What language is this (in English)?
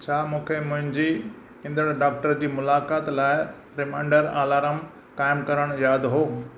Sindhi